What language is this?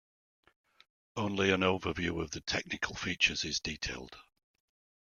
English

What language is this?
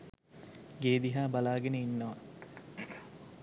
Sinhala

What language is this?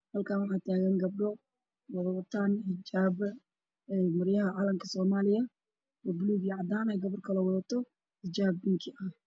Somali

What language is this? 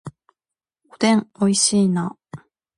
Japanese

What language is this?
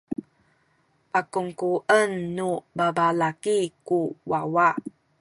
Sakizaya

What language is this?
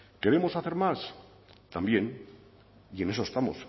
Spanish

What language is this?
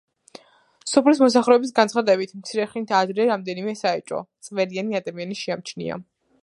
Georgian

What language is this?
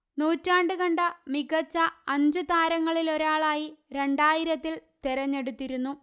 Malayalam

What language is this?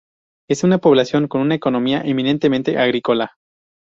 Spanish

